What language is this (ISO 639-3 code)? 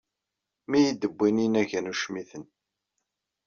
kab